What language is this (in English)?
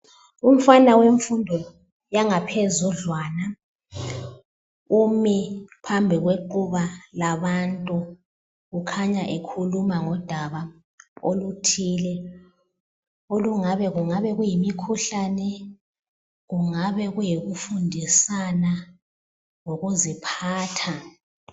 North Ndebele